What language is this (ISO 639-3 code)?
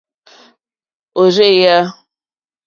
bri